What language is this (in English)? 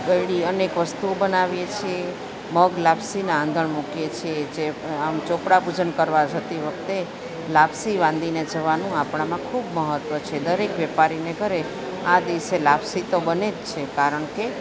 Gujarati